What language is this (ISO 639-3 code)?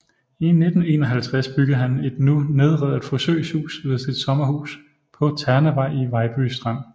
dan